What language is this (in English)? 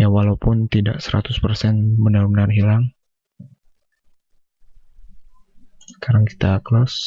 Indonesian